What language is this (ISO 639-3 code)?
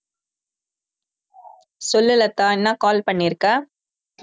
tam